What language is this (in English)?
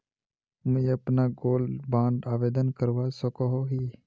Magahi